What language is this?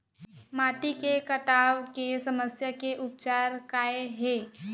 Chhattisgarhi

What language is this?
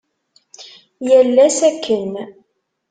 Kabyle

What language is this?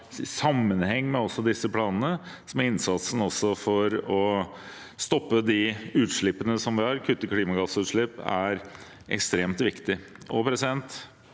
Norwegian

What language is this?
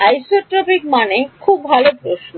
Bangla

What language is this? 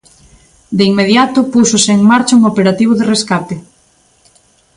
Galician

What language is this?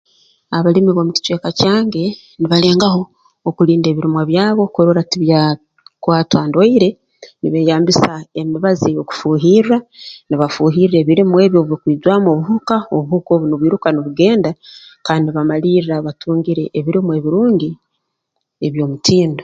Tooro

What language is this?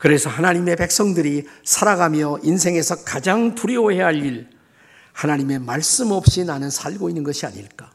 Korean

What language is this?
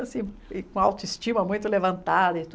Portuguese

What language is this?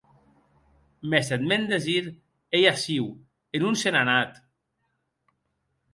Occitan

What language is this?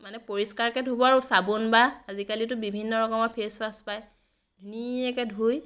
Assamese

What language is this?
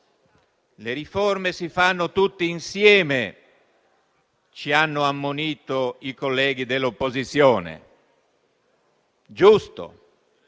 Italian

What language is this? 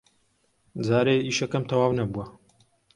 Central Kurdish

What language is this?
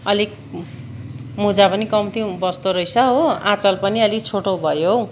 Nepali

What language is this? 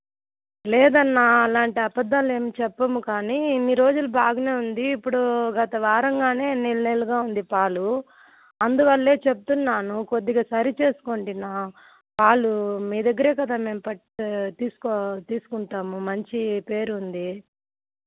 Telugu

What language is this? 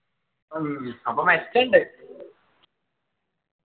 Malayalam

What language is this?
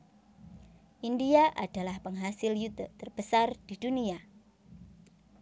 Javanese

